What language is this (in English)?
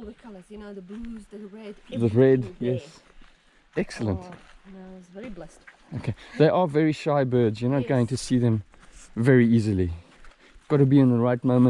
English